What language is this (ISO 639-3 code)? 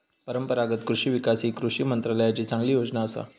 mar